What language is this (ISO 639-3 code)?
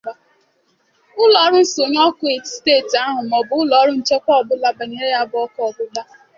ibo